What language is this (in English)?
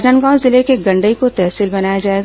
Hindi